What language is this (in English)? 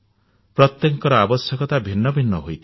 Odia